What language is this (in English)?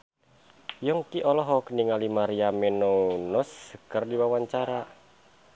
Sundanese